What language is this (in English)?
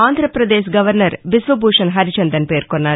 Telugu